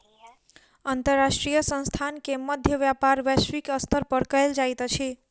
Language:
Maithili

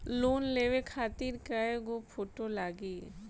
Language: Bhojpuri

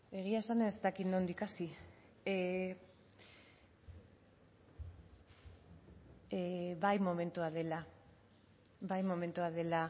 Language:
Basque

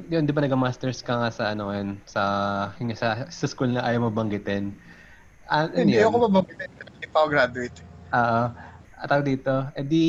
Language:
Filipino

